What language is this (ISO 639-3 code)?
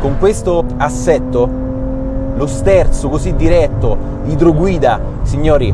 ita